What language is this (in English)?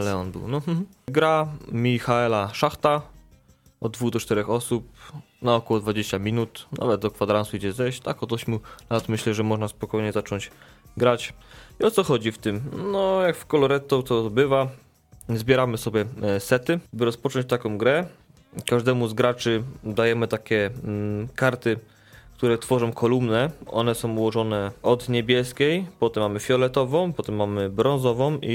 Polish